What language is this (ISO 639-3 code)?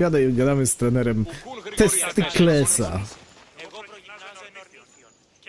pol